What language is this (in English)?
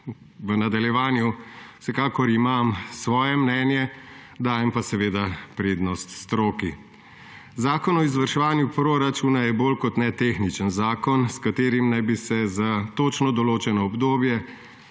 Slovenian